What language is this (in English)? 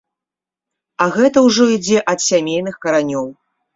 Belarusian